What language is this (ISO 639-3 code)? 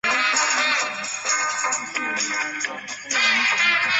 zho